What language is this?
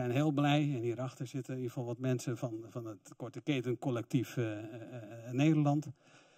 Dutch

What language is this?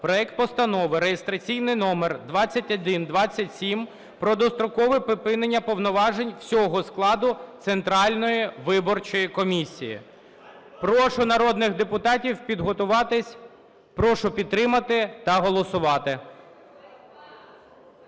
Ukrainian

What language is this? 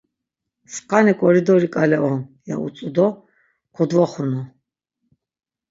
Laz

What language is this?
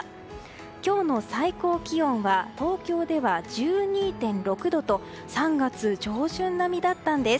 Japanese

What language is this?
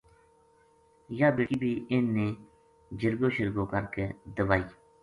Gujari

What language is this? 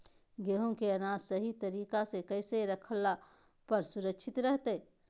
Magahi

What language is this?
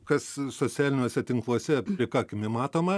Lithuanian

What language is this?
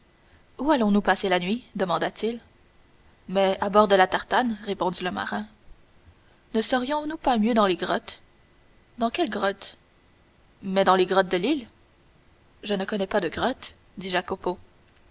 French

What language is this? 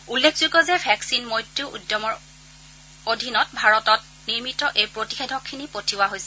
Assamese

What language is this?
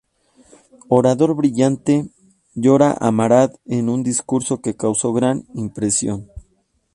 Spanish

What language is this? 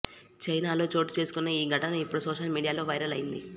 Telugu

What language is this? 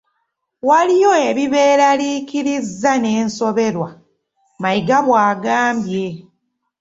Ganda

